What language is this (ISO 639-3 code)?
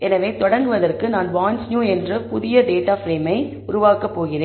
tam